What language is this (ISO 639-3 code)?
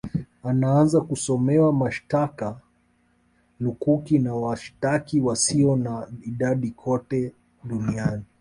swa